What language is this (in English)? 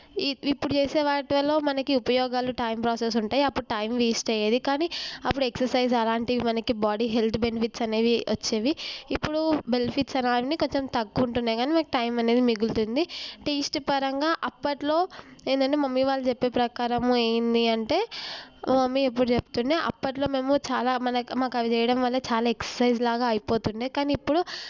Telugu